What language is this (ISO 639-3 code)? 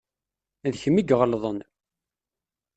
kab